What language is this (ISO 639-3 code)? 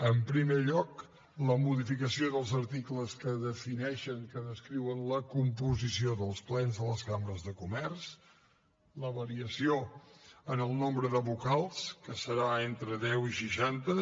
cat